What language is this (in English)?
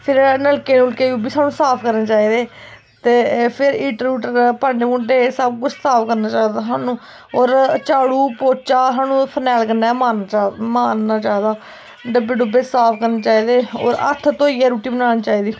Dogri